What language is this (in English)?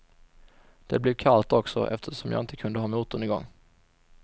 Swedish